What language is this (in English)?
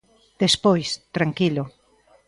Galician